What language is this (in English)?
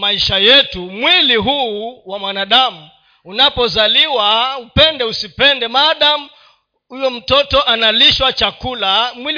Swahili